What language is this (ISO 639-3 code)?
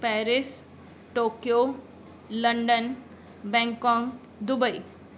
snd